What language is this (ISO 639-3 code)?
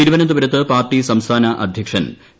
mal